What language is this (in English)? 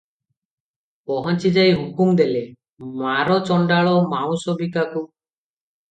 Odia